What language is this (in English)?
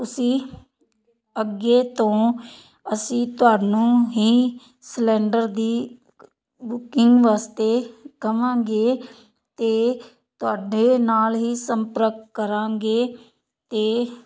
Punjabi